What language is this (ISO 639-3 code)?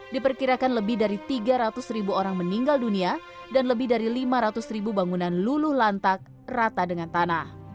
ind